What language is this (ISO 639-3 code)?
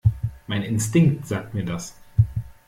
deu